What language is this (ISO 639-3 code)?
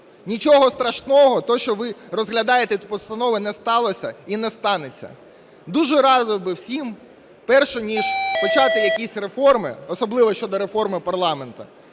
ukr